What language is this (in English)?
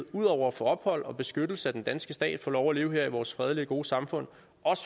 Danish